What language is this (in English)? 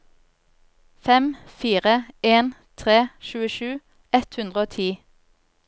Norwegian